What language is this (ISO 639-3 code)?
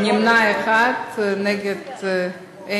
heb